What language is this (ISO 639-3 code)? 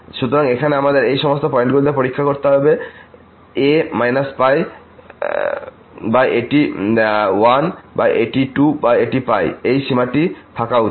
ben